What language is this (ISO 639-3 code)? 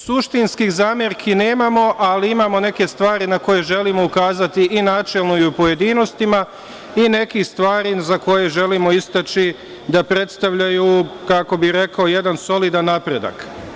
srp